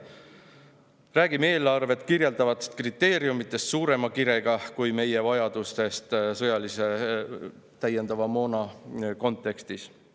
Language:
Estonian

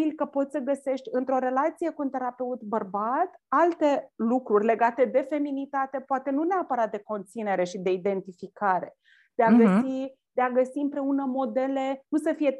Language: Romanian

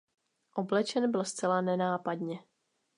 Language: Czech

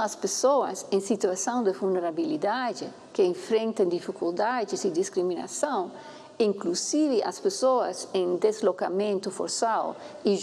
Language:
Portuguese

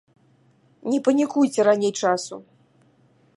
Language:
Belarusian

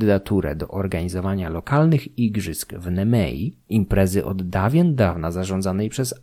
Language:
Polish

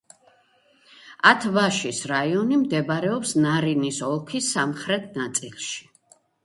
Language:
Georgian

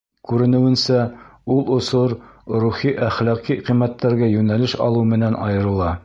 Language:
Bashkir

